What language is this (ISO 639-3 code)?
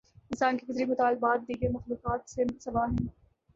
urd